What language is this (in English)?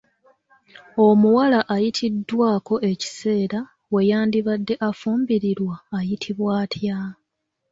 Ganda